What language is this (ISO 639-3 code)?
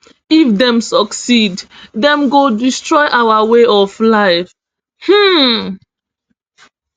pcm